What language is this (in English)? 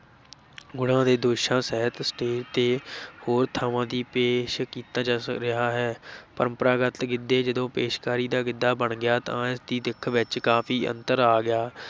Punjabi